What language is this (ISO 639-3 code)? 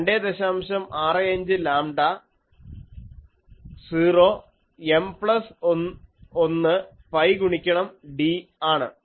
mal